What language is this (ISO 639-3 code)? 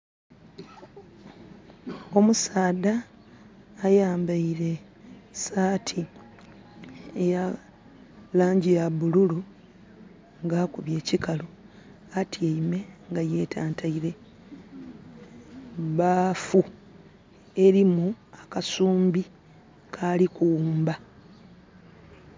xog